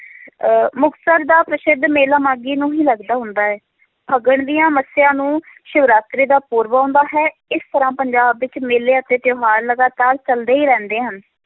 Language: Punjabi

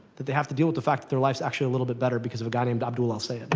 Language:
English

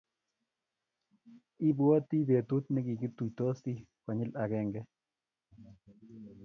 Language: Kalenjin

